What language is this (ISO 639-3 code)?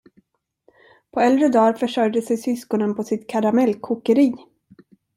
swe